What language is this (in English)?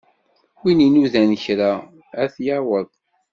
Kabyle